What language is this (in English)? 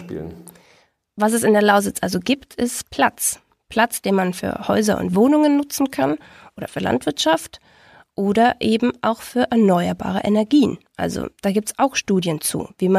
German